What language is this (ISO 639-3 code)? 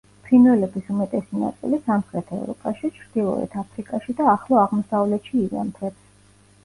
kat